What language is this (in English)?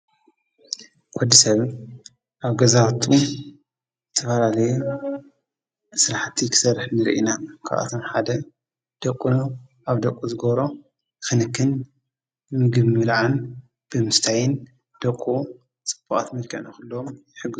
Tigrinya